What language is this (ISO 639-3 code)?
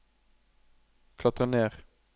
nor